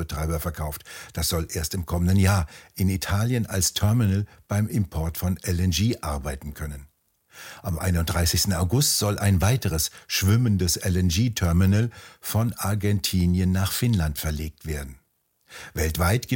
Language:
German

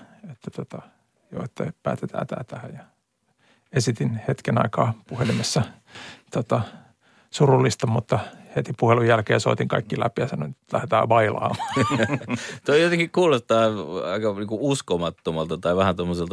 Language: Finnish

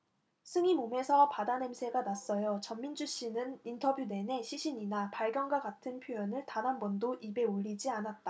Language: Korean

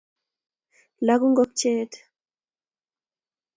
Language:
Kalenjin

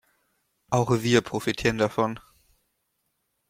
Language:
German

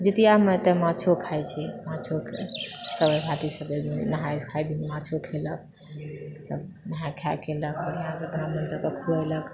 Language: Maithili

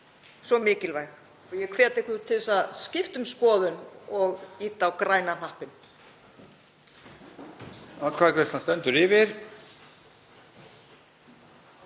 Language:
Icelandic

